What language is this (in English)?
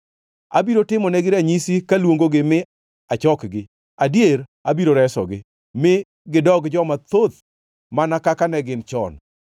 Luo (Kenya and Tanzania)